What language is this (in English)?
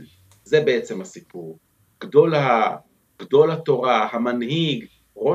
Hebrew